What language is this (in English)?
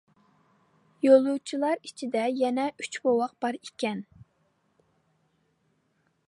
Uyghur